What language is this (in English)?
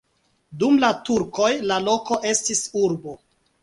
Esperanto